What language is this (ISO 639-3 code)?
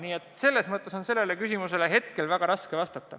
est